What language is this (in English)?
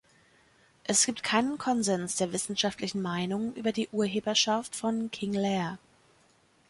German